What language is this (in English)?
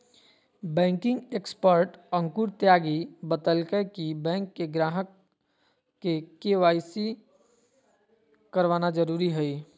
Magahi